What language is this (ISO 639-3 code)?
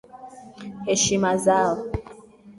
swa